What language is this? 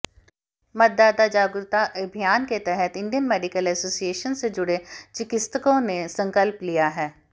Hindi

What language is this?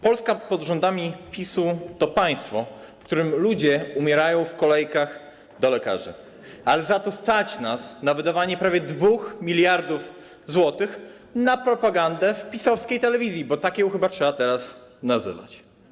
Polish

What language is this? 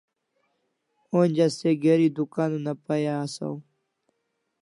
Kalasha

